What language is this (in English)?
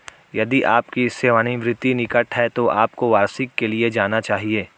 Hindi